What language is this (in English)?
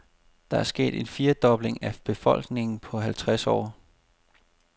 Danish